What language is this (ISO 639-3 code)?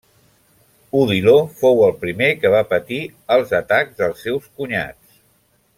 cat